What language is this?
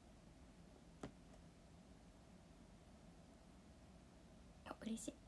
Japanese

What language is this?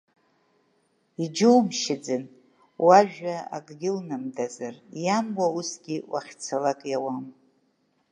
Abkhazian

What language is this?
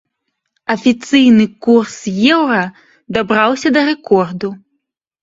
Belarusian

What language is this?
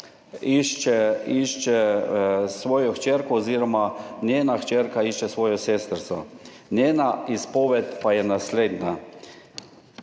Slovenian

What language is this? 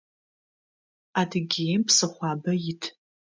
Adyghe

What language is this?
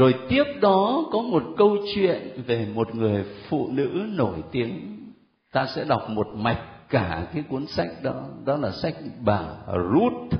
Vietnamese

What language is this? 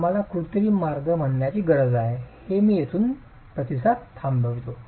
Marathi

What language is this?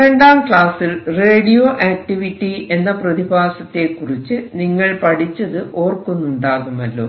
Malayalam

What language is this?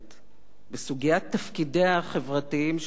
Hebrew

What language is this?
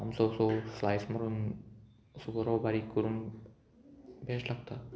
Konkani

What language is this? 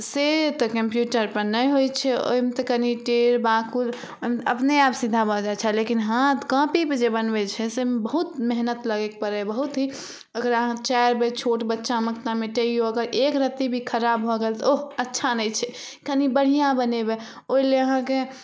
Maithili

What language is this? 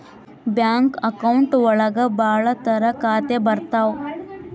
Kannada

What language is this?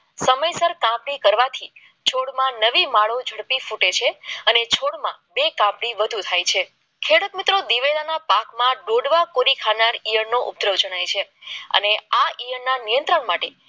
Gujarati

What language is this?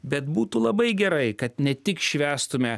Lithuanian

